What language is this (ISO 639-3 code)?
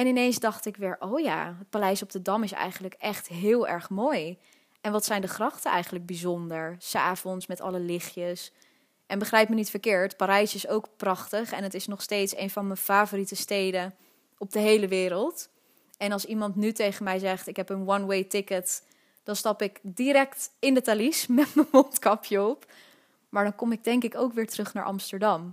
nld